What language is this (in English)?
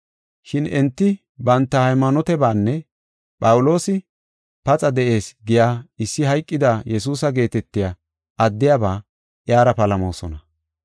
Gofa